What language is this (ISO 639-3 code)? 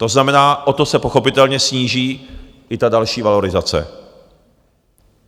ces